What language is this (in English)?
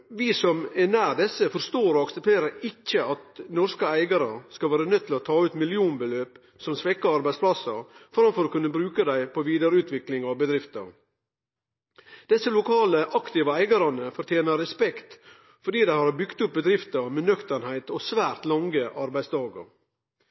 Norwegian Nynorsk